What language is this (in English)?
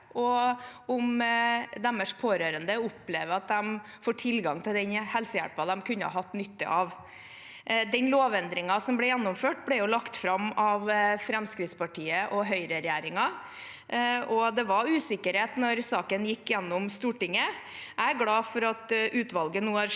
Norwegian